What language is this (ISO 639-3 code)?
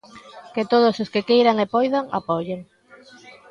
glg